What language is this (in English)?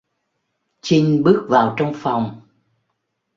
Vietnamese